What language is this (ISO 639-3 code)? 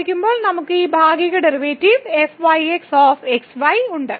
mal